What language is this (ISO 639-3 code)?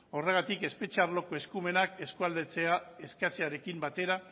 eus